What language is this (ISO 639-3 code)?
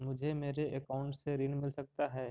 mag